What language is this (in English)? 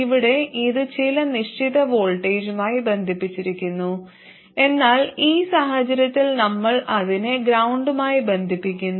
Malayalam